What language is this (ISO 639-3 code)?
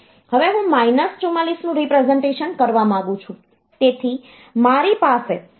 guj